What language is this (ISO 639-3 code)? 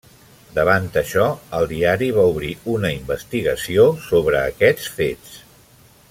cat